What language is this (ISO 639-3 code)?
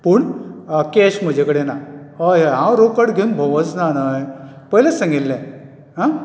kok